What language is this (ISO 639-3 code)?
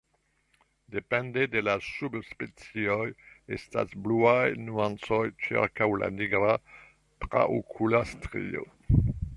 epo